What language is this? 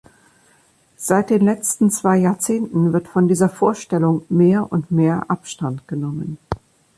German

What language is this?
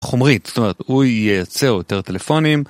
Hebrew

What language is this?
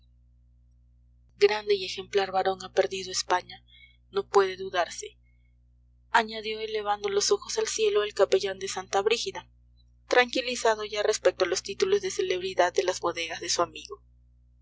Spanish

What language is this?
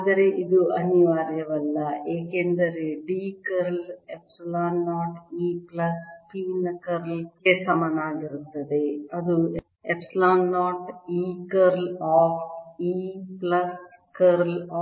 Kannada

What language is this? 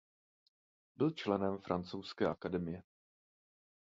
Czech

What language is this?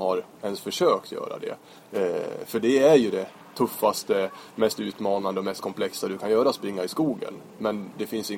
Swedish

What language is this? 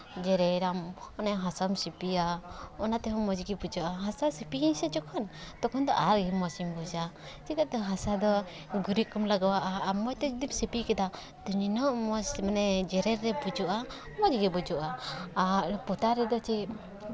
Santali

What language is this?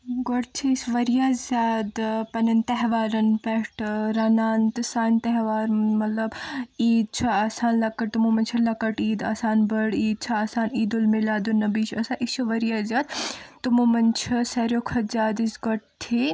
Kashmiri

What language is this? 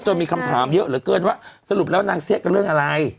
Thai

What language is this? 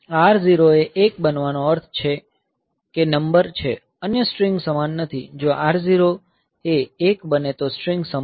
Gujarati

